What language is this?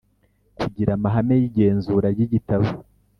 Kinyarwanda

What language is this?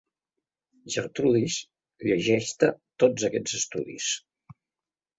Catalan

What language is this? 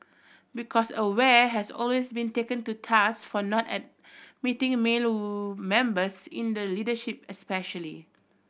English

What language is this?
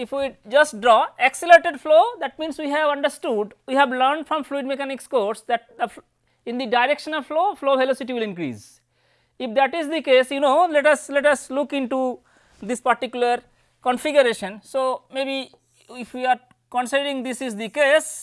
English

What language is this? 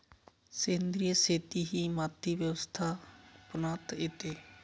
Marathi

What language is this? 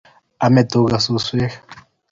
Kalenjin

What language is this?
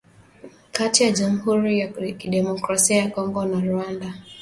Swahili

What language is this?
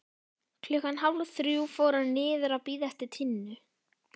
Icelandic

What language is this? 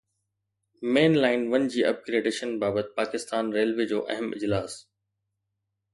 Sindhi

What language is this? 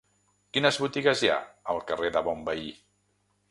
Catalan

